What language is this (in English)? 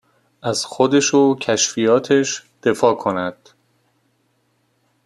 Persian